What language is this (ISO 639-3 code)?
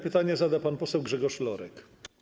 pol